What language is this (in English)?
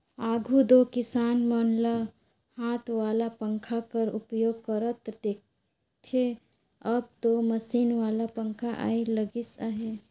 Chhattisgarhi